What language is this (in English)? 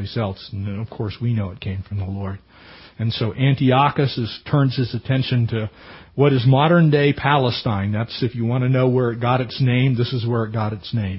English